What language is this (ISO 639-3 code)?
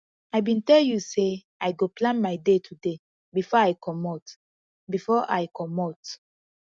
pcm